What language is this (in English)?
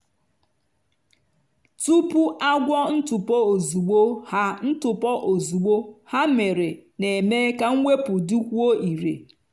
Igbo